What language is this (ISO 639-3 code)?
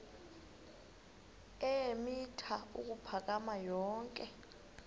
xho